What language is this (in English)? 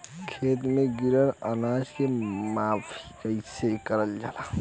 Bhojpuri